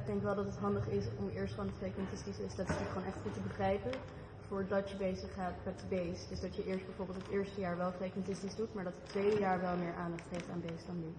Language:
Dutch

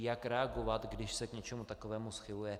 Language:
Czech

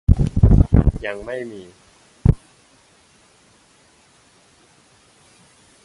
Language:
Thai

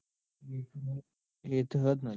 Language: Gujarati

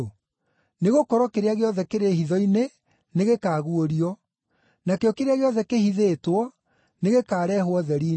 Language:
Kikuyu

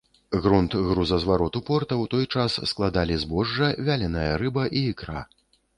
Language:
Belarusian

